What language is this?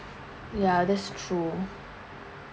English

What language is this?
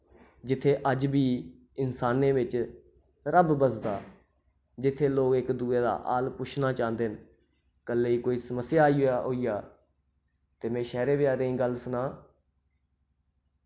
Dogri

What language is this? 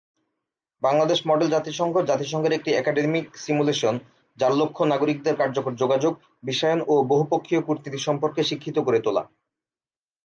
Bangla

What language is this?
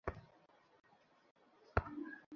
Bangla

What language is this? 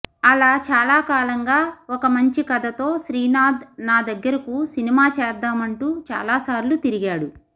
Telugu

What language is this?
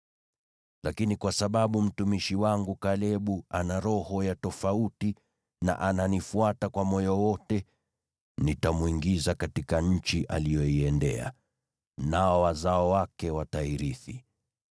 Swahili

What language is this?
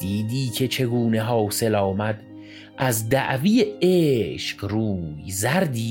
Persian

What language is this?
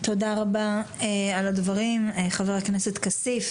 Hebrew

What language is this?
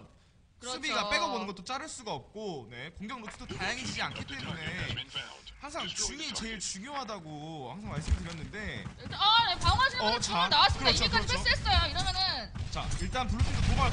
Korean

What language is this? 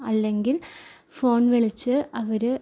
Malayalam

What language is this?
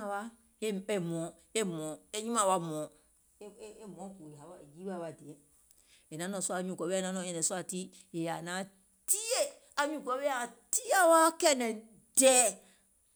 Gola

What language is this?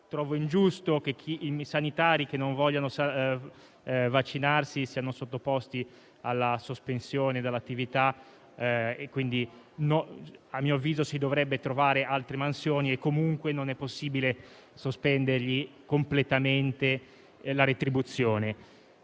Italian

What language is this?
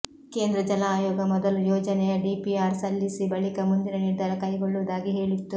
Kannada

